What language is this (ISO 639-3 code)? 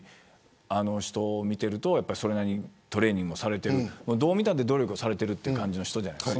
jpn